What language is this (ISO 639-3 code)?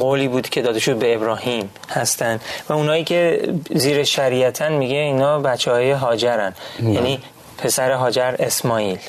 fas